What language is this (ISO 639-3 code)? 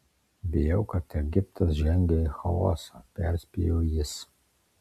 lit